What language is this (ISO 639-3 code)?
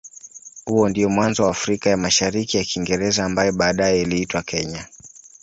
swa